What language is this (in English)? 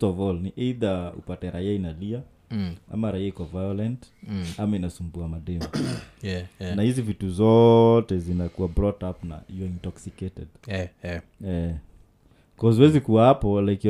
Swahili